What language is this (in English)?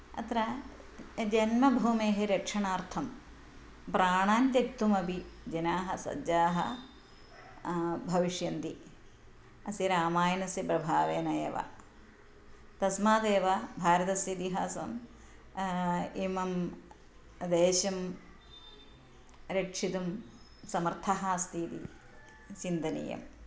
Sanskrit